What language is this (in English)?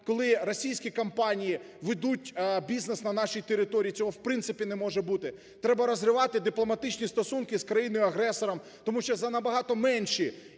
Ukrainian